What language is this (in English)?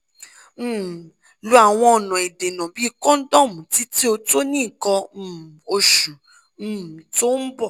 Yoruba